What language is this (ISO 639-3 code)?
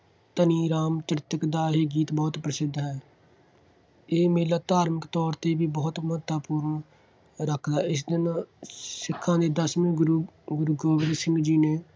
pan